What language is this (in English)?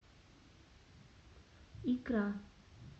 Russian